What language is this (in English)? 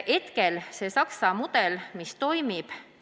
Estonian